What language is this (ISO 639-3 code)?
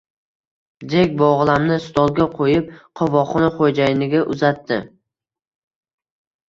uzb